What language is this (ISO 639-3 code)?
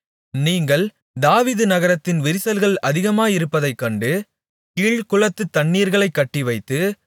tam